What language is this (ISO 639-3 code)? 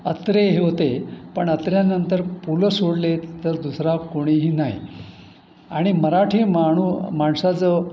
mar